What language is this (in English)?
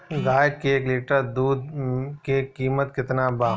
Bhojpuri